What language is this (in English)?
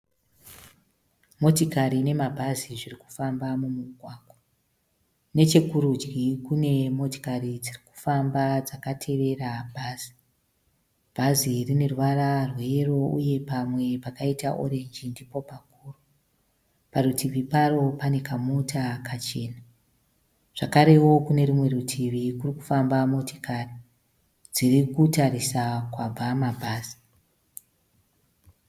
Shona